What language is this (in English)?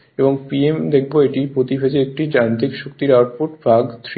Bangla